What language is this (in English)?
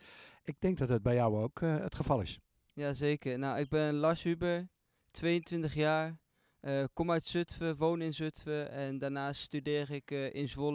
Dutch